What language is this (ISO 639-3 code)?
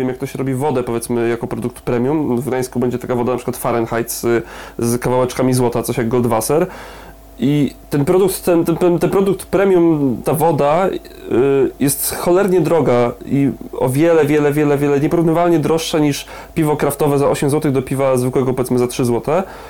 pol